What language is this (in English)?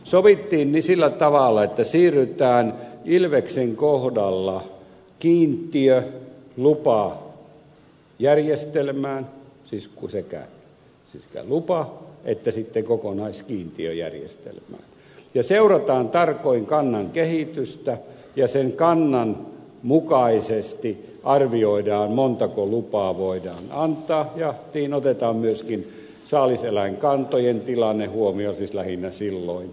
Finnish